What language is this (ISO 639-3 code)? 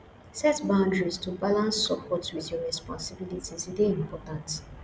pcm